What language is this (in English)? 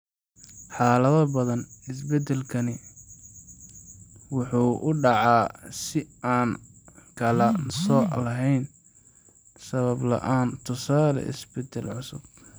Somali